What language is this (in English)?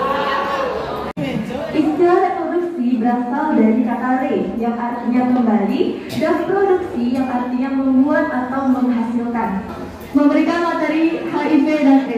Indonesian